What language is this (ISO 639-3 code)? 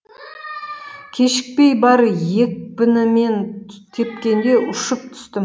kaz